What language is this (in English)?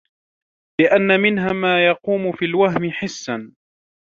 Arabic